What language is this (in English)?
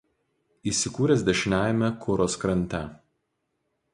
Lithuanian